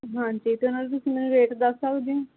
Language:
Punjabi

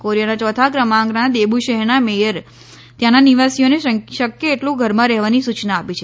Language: Gujarati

